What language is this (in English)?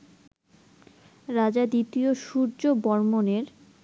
Bangla